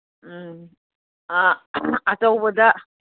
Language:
Manipuri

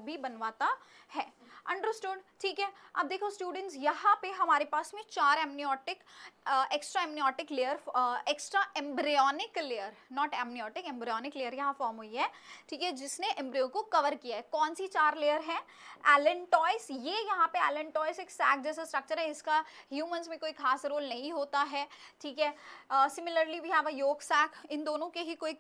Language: Hindi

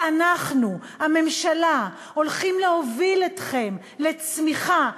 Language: Hebrew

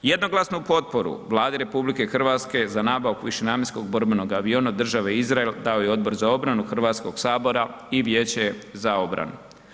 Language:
Croatian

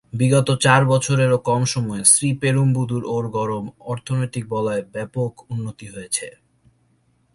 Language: Bangla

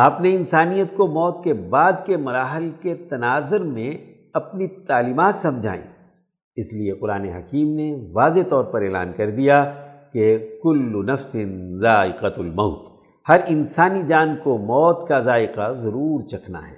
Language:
Urdu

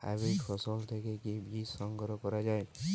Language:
Bangla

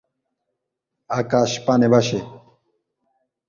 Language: Bangla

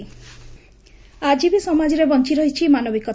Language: Odia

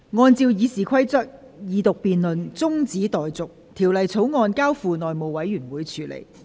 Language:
Cantonese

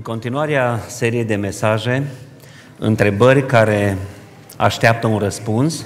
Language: Romanian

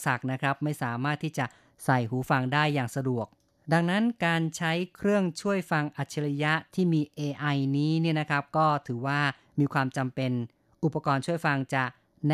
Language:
Thai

